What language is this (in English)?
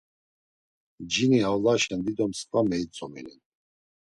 Laz